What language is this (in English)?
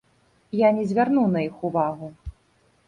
Belarusian